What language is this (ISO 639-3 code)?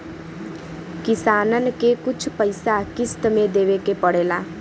bho